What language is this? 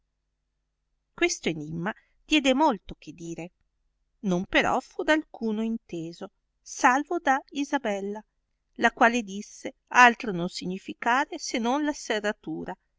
Italian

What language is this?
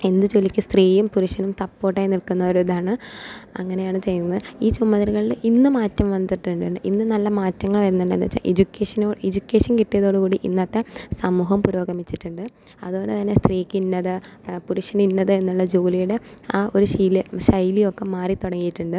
Malayalam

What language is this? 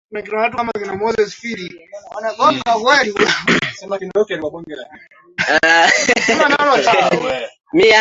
Swahili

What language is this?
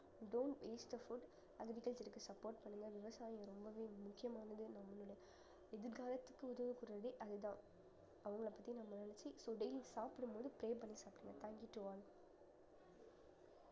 Tamil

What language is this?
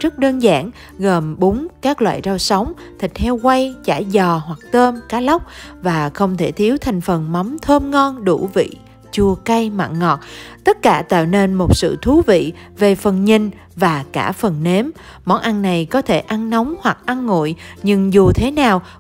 Vietnamese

